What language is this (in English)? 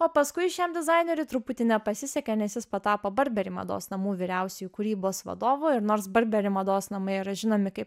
Lithuanian